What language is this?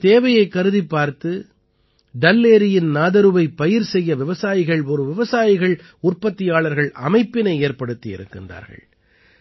Tamil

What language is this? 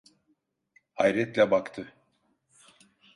Turkish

